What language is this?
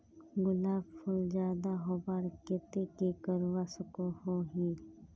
Magahi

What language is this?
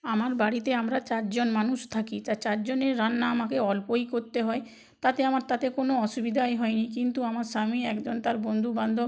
Bangla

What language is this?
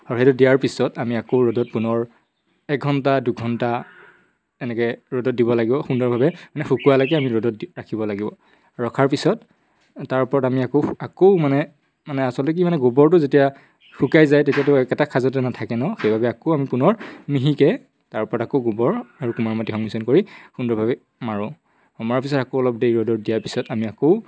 Assamese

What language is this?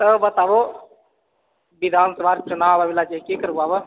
Maithili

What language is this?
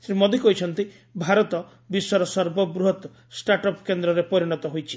Odia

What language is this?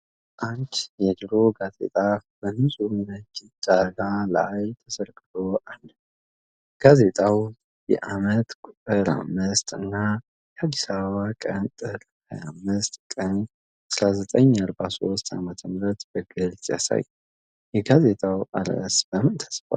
Amharic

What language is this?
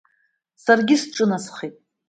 Abkhazian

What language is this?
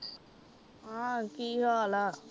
Punjabi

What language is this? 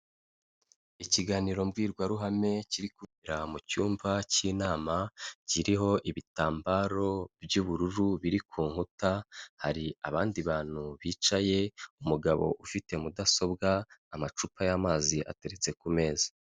Kinyarwanda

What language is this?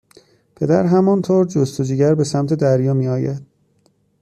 Persian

